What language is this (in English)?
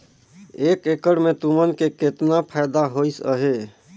Chhattisgarhi